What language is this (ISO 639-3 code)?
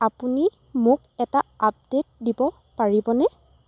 asm